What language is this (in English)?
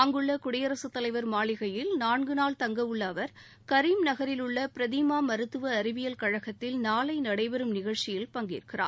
Tamil